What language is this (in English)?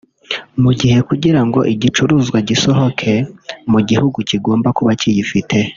Kinyarwanda